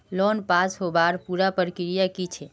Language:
Magahi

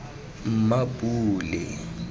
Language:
Tswana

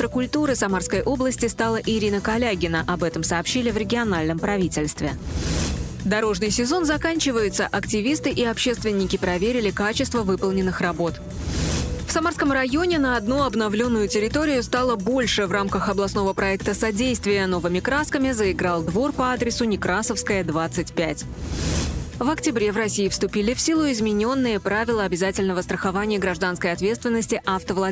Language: Russian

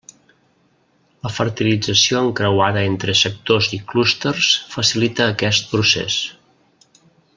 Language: Catalan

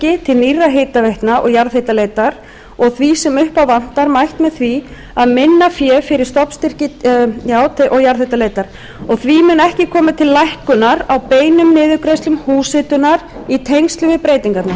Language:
Icelandic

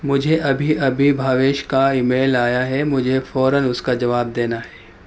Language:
Urdu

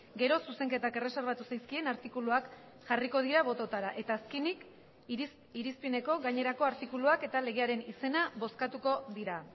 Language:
Basque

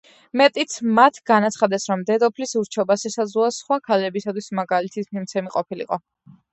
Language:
Georgian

